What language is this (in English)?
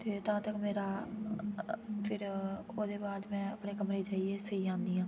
Dogri